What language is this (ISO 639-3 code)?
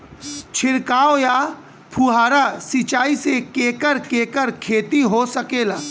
bho